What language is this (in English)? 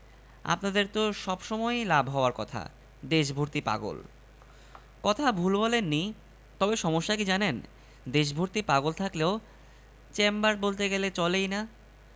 Bangla